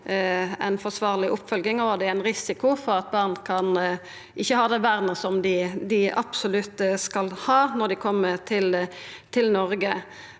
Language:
Norwegian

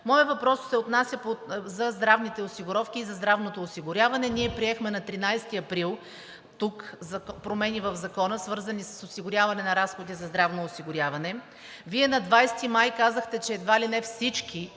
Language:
Bulgarian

